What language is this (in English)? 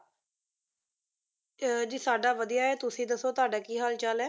Punjabi